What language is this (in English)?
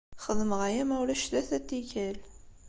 Kabyle